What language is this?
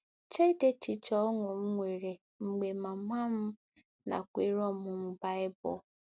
Igbo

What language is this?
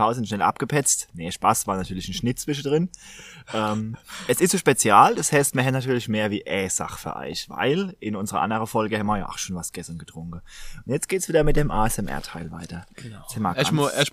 German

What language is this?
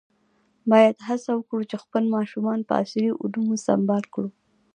Pashto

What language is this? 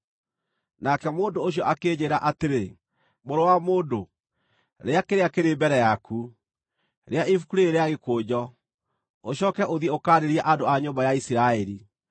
Kikuyu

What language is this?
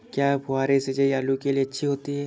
Hindi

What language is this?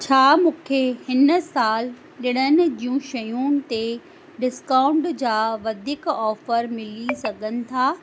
Sindhi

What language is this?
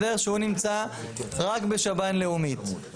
Hebrew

